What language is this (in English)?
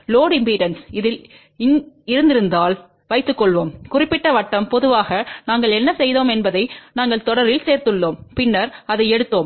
Tamil